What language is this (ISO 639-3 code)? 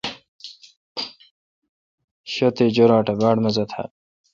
xka